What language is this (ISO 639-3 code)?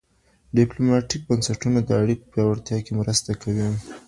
pus